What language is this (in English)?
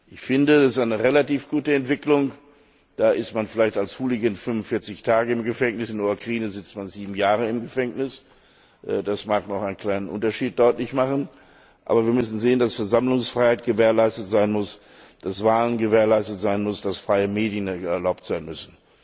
German